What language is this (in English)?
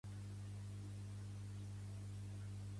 Catalan